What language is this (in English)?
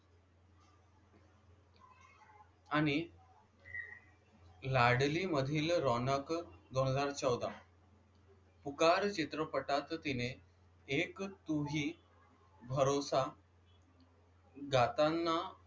Marathi